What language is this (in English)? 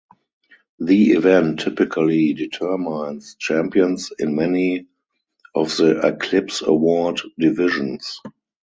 English